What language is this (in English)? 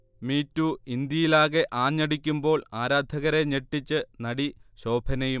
Malayalam